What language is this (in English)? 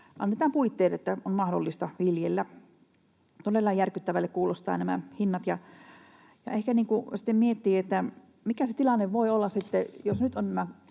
Finnish